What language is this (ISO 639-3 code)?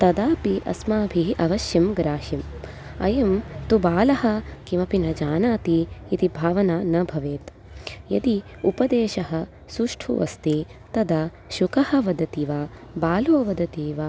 san